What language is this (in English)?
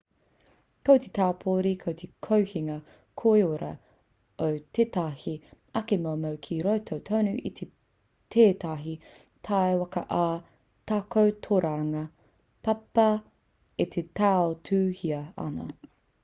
Māori